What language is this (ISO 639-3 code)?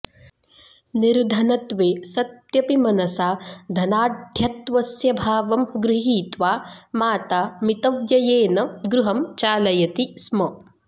san